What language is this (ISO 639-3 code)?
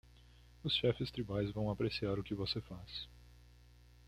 por